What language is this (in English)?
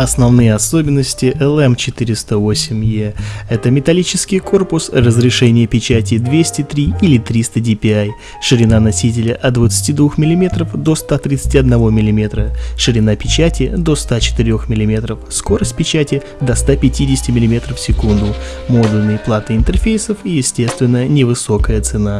Russian